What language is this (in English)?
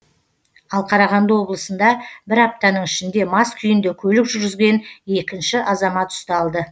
Kazakh